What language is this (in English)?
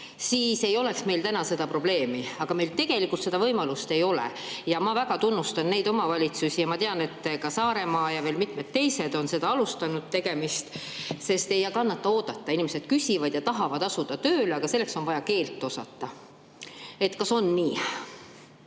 Estonian